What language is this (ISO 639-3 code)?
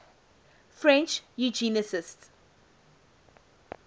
eng